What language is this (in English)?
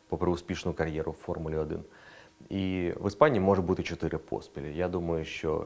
Ukrainian